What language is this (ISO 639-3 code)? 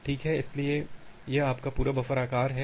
hin